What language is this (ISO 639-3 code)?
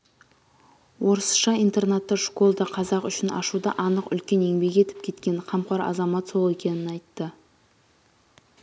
kaz